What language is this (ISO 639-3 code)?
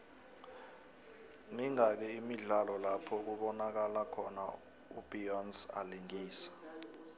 nbl